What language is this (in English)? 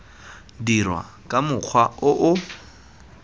Tswana